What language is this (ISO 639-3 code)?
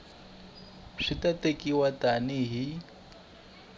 tso